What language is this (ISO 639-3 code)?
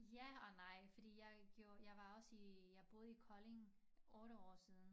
dan